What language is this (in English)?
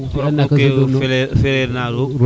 Serer